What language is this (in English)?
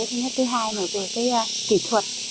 Vietnamese